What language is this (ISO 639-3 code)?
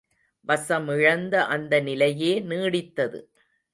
tam